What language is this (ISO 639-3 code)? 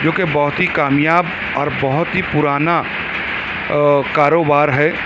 urd